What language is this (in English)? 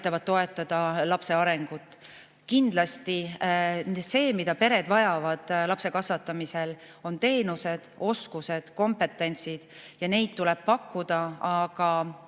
Estonian